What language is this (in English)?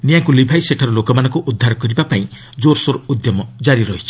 Odia